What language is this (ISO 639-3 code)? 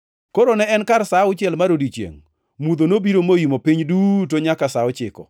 luo